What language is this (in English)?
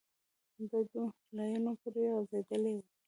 Pashto